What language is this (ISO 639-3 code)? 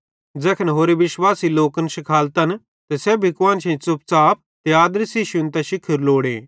bhd